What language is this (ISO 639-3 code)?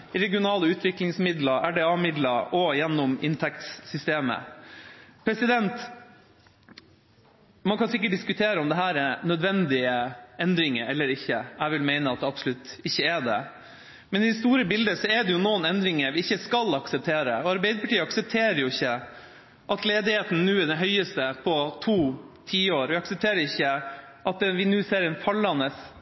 nob